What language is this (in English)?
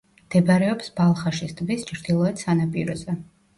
Georgian